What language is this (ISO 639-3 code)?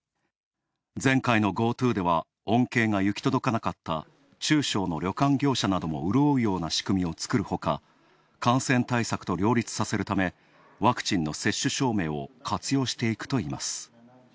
jpn